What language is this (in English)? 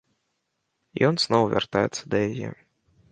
Belarusian